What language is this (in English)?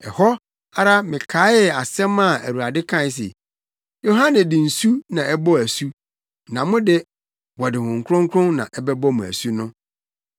Akan